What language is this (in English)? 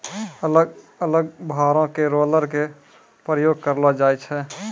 Maithili